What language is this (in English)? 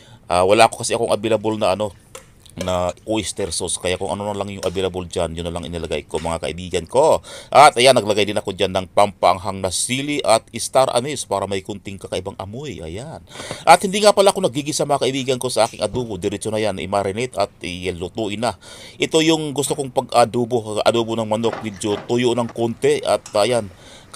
Filipino